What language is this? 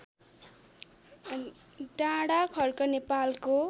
Nepali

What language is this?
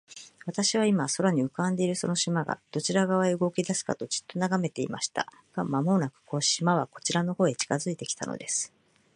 Japanese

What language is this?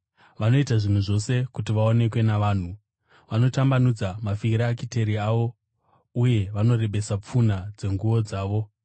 Shona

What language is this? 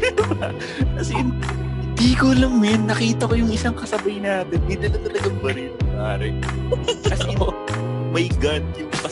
Filipino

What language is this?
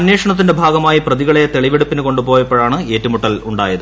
Malayalam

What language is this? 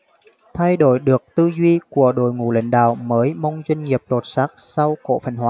Vietnamese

